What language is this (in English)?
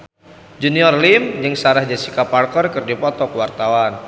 Sundanese